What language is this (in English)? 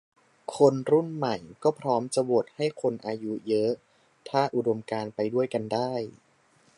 Thai